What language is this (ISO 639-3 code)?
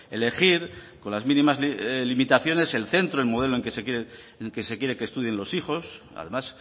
spa